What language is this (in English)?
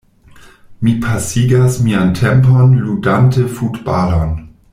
Esperanto